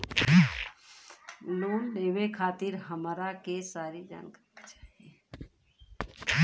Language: Bhojpuri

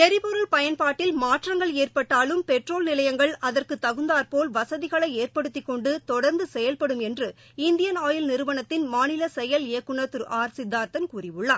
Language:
Tamil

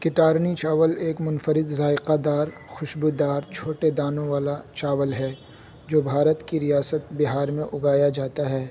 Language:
Urdu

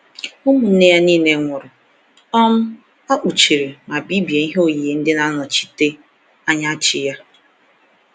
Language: Igbo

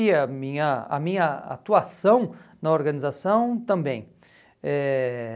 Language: Portuguese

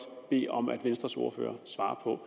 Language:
Danish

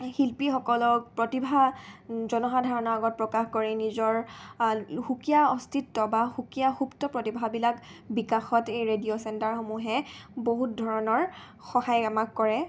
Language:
Assamese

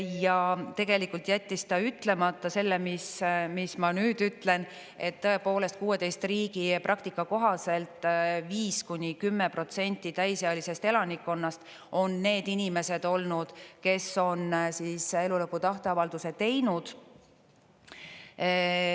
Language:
Estonian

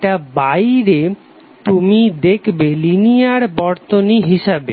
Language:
Bangla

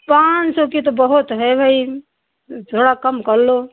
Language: Hindi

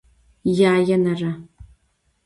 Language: Adyghe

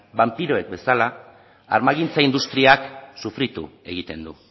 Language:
Basque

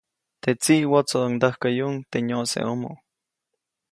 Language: Copainalá Zoque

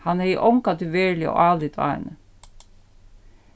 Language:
Faroese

